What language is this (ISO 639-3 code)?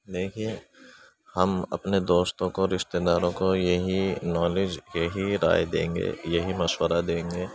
urd